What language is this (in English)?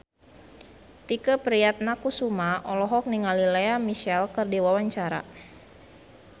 Sundanese